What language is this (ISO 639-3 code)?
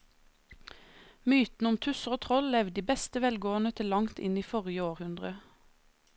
nor